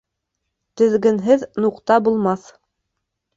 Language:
Bashkir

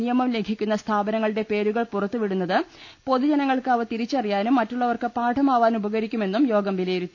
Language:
Malayalam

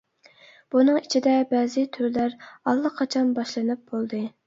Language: Uyghur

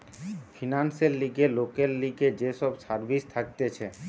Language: Bangla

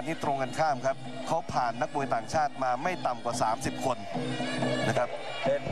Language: Thai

